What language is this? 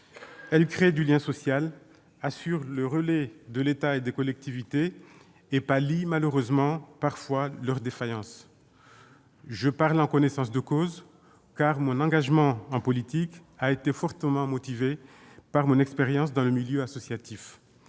French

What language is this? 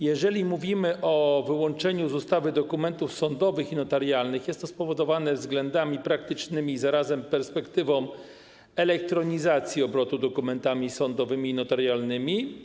Polish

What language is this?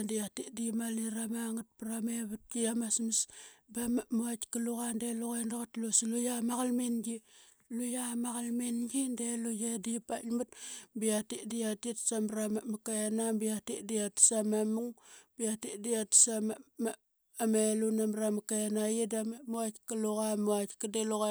Qaqet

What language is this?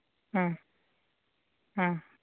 Santali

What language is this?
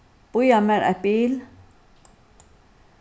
Faroese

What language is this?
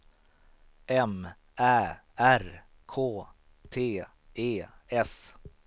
Swedish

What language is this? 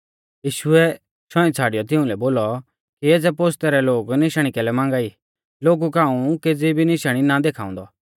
Mahasu Pahari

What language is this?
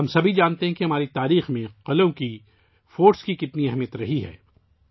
Urdu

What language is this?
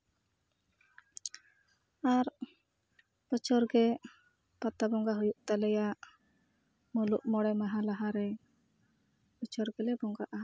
Santali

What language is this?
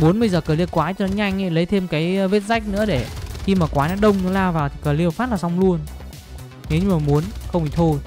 Vietnamese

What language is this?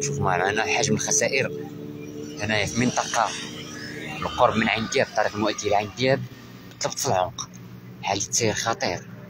Arabic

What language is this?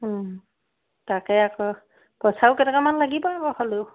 Assamese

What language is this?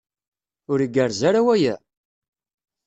Kabyle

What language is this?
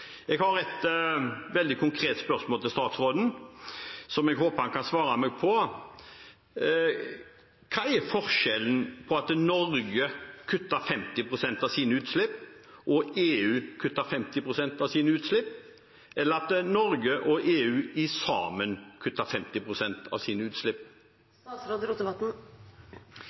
Norwegian Bokmål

